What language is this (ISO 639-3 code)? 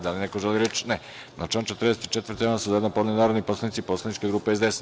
srp